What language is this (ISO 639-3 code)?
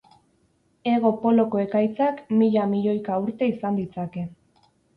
eus